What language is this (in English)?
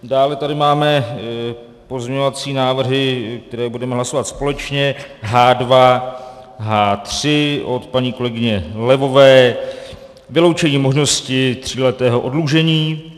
Czech